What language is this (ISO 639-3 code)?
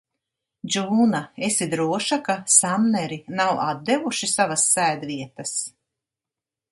lav